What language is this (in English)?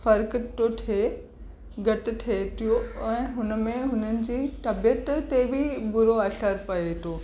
Sindhi